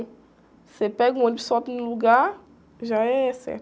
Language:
Portuguese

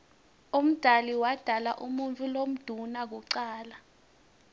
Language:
Swati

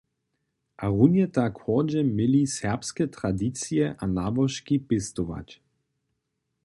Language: Upper Sorbian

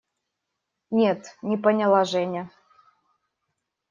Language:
Russian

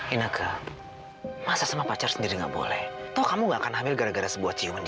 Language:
Indonesian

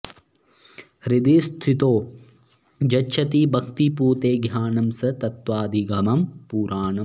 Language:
Sanskrit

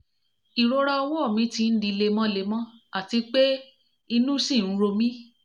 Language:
Yoruba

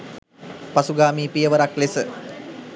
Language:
Sinhala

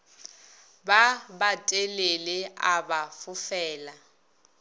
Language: Northern Sotho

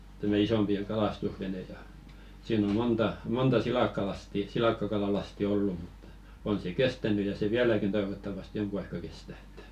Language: Finnish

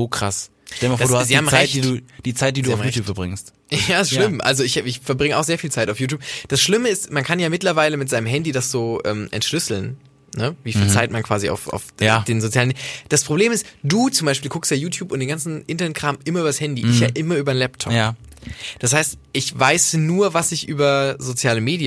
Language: German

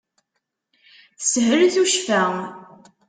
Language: Kabyle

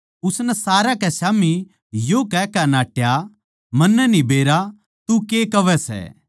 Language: Haryanvi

